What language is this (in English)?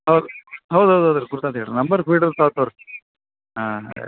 Kannada